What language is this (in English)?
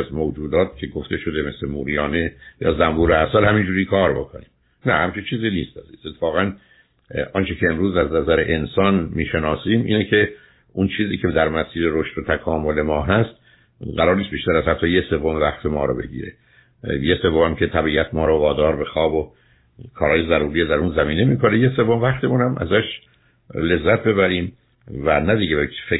Persian